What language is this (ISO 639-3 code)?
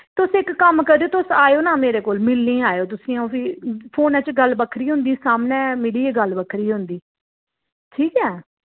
doi